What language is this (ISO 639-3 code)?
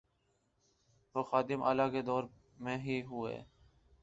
urd